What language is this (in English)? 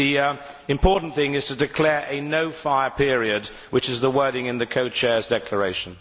English